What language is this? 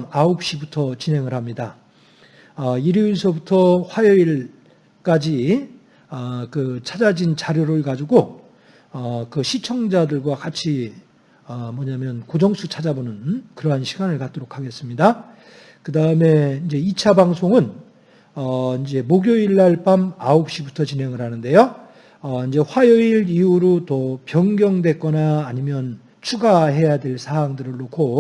Korean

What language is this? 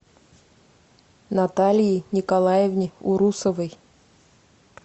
Russian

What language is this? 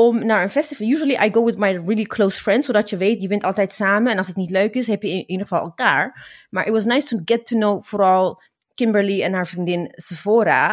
Dutch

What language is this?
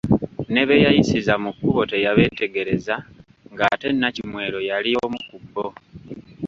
Ganda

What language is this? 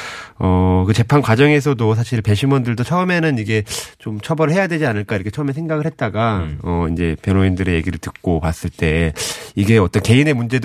Korean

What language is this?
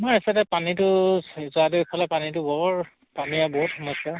Assamese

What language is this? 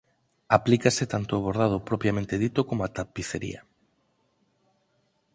Galician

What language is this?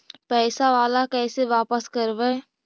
Magahi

